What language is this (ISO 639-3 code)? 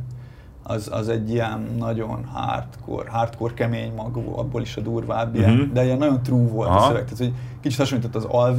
hun